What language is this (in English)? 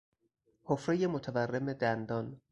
Persian